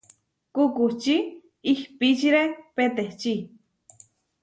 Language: Huarijio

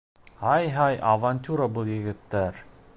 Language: Bashkir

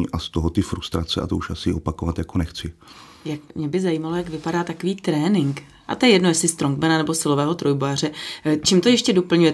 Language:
Czech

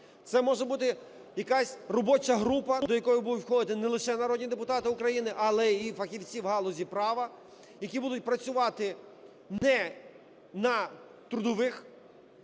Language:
Ukrainian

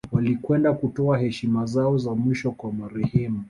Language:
Swahili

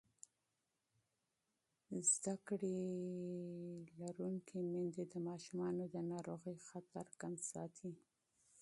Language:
Pashto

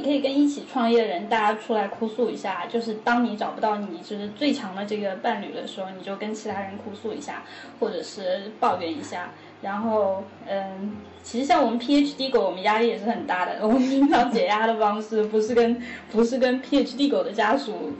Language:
Chinese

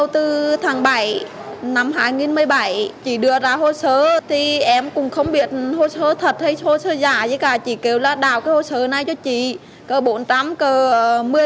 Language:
Vietnamese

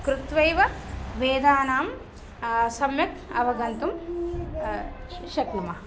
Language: Sanskrit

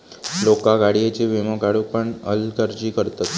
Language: Marathi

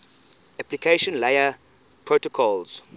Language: English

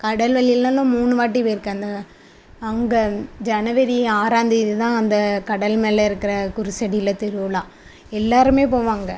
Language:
Tamil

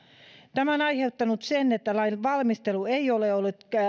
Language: Finnish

